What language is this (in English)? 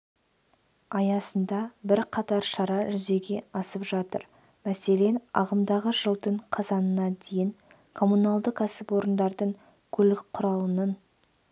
Kazakh